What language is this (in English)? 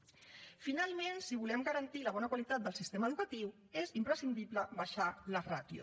Catalan